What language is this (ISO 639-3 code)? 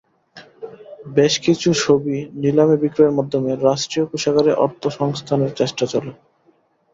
ben